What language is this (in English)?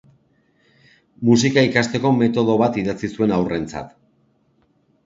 Basque